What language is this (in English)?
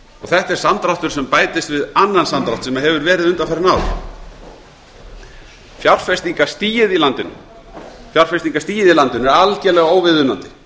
Icelandic